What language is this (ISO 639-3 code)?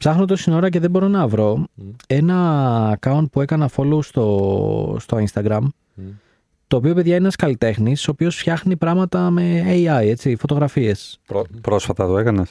ell